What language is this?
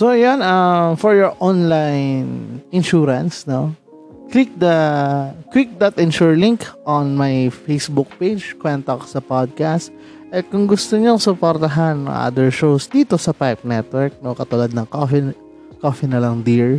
Filipino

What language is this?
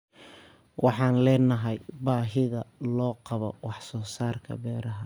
Somali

